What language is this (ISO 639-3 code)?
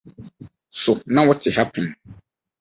aka